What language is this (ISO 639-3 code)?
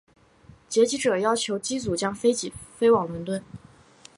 zho